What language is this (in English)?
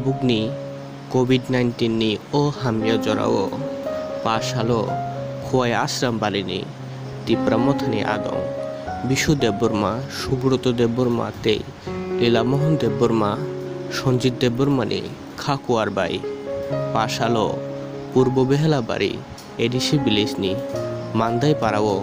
Indonesian